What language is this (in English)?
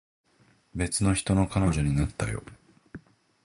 Japanese